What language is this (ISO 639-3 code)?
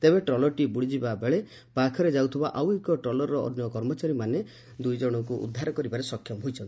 ori